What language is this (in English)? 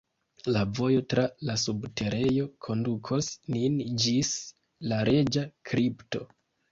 Esperanto